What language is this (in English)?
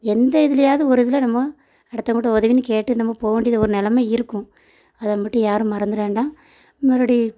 Tamil